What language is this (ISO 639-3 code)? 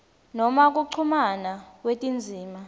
ssw